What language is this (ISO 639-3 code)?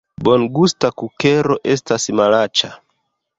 epo